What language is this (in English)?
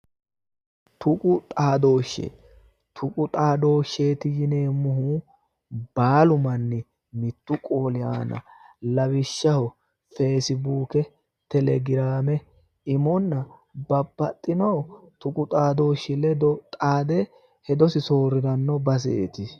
Sidamo